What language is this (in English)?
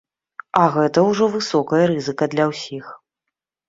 Belarusian